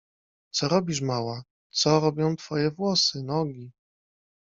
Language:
Polish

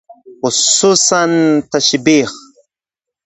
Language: Swahili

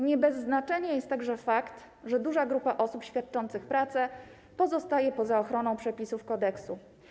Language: Polish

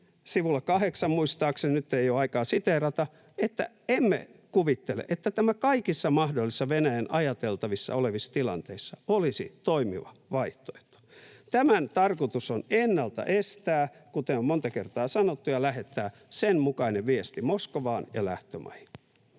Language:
Finnish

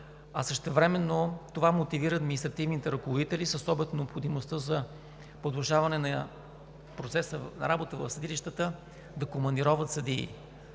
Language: Bulgarian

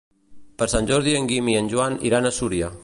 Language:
Catalan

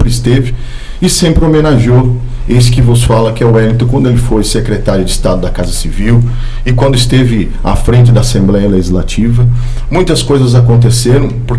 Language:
Portuguese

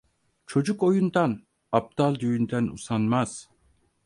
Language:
Turkish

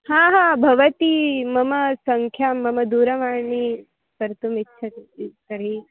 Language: Sanskrit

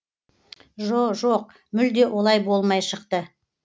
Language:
Kazakh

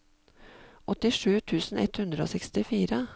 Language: Norwegian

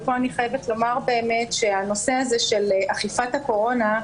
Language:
Hebrew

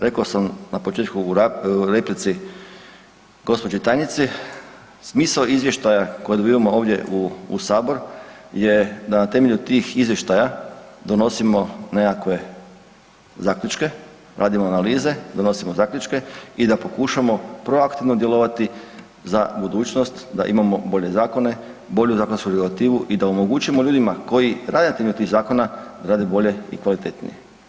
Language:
Croatian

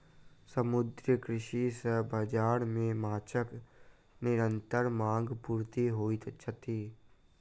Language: Maithili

